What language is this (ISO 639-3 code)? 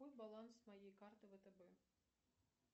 rus